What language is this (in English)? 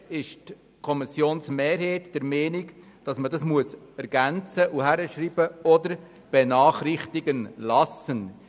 Swiss German